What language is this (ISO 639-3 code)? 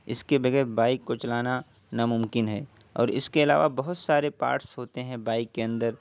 urd